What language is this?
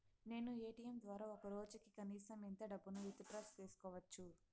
Telugu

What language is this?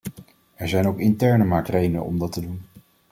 Dutch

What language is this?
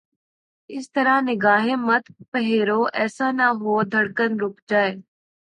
Urdu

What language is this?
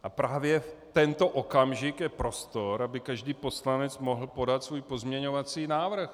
Czech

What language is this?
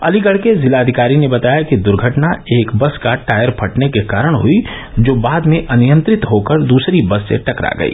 Hindi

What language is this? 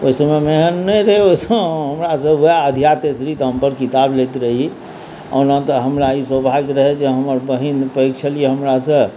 Maithili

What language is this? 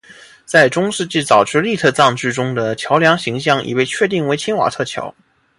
Chinese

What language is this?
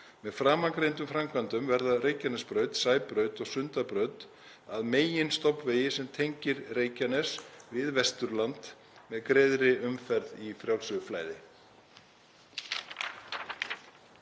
Icelandic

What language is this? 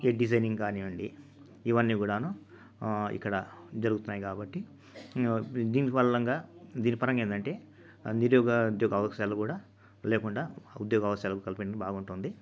Telugu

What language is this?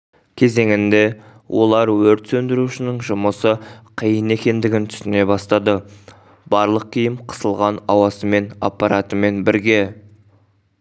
Kazakh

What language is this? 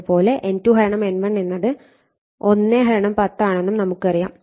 Malayalam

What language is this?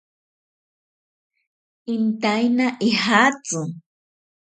Ashéninka Perené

